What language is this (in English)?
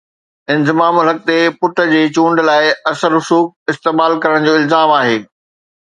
Sindhi